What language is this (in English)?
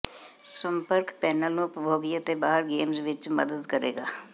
Punjabi